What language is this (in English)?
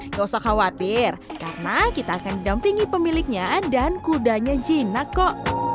Indonesian